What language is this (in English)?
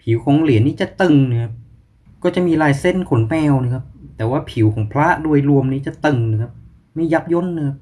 Thai